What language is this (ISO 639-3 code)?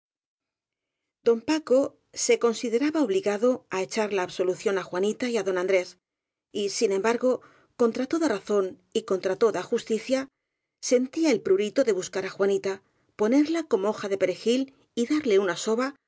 spa